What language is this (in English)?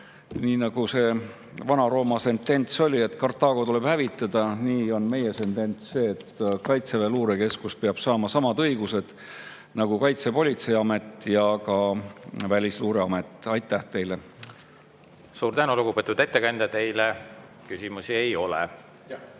Estonian